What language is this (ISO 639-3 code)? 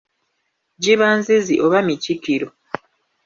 lug